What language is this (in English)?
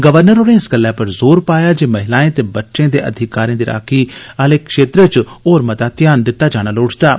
Dogri